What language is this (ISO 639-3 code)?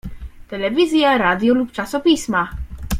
pol